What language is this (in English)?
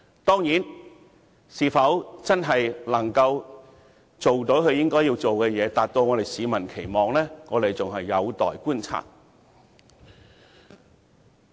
Cantonese